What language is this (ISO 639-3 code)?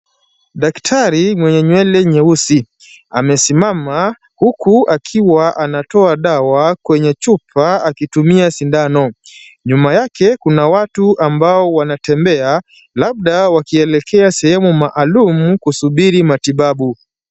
swa